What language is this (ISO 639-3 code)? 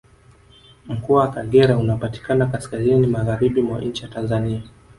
swa